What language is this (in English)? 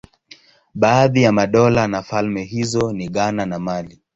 Swahili